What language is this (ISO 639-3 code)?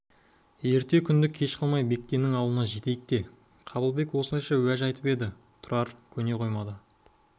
kaz